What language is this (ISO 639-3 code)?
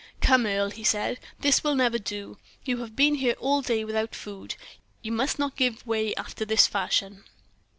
eng